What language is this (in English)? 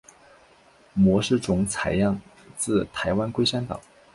Chinese